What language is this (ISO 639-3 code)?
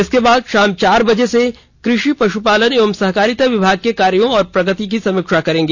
hin